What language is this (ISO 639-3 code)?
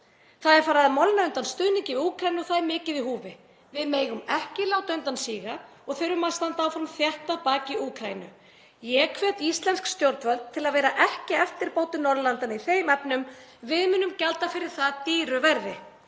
isl